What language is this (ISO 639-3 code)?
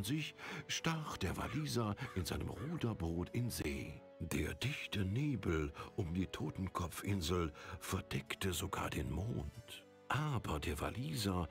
deu